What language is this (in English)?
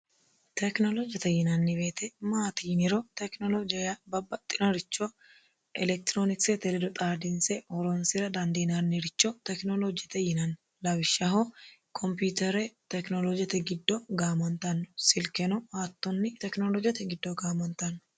Sidamo